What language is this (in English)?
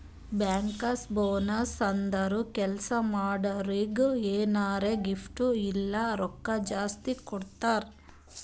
Kannada